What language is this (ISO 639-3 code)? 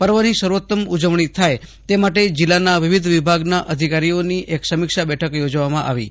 guj